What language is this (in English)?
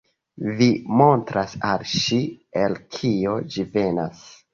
Esperanto